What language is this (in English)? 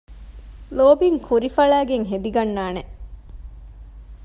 Divehi